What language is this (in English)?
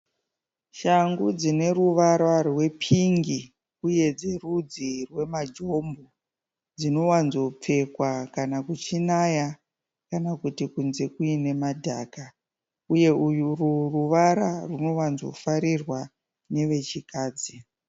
Shona